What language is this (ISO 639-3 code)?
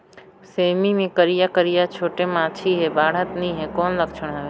hne